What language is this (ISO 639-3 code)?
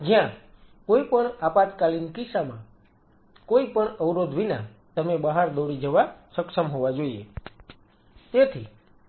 guj